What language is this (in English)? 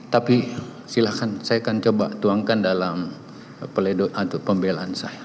Indonesian